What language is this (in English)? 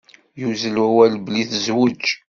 Kabyle